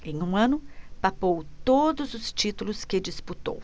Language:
Portuguese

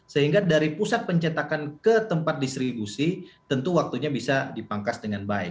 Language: Indonesian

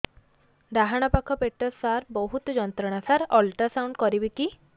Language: Odia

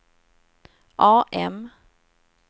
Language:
Swedish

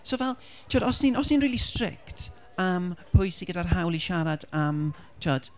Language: Welsh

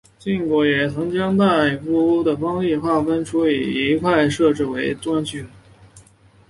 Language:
Chinese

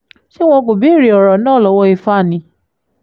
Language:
Yoruba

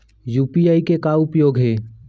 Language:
Chhattisgarhi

